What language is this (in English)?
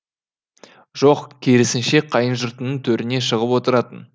Kazakh